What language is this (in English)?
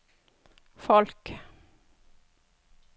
Norwegian